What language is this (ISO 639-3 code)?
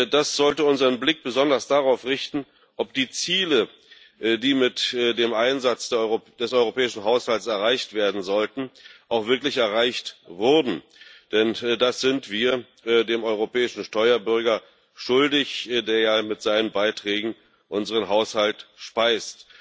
deu